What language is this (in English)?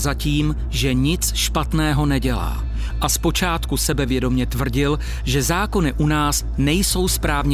Czech